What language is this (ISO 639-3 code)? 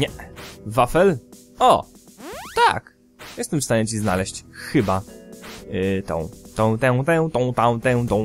pol